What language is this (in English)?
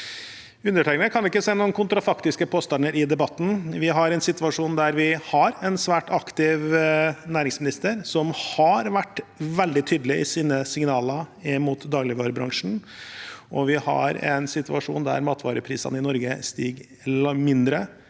Norwegian